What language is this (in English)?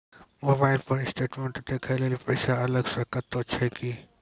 Maithili